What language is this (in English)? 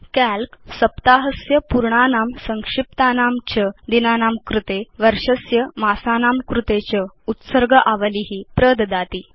Sanskrit